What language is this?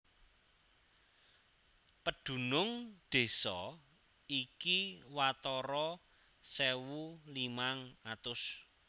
Javanese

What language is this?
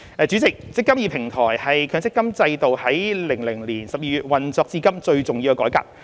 Cantonese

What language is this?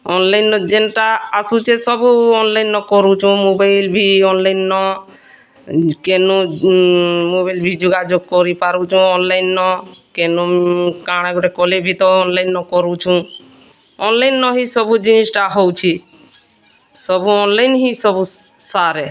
Odia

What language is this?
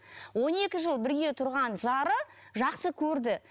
Kazakh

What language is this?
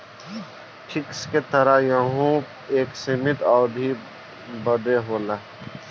Bhojpuri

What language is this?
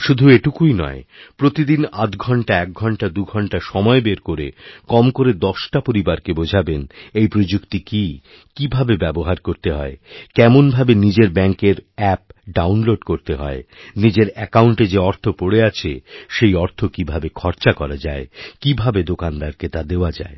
Bangla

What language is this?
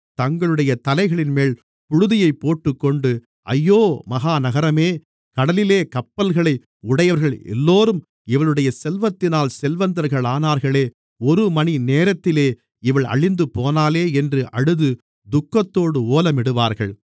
Tamil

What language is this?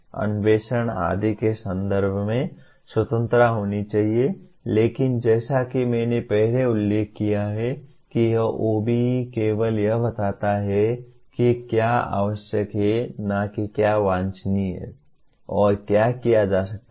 Hindi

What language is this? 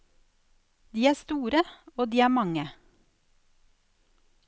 Norwegian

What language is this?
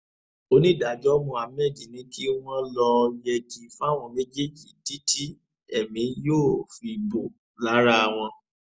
Yoruba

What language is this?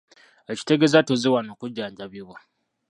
Ganda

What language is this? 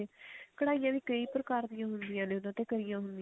Punjabi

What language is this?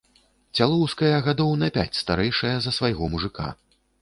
Belarusian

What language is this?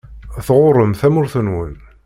Kabyle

